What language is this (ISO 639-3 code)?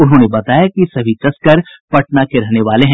hin